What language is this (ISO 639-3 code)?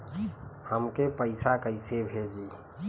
bho